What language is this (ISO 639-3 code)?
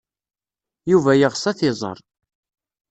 kab